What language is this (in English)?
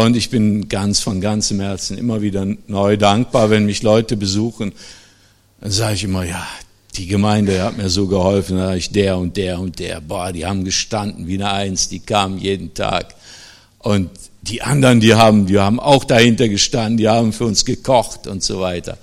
German